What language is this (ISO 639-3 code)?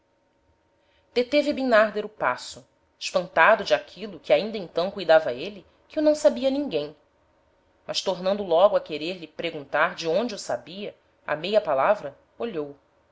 por